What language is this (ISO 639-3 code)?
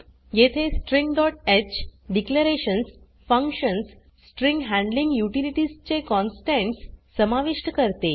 mar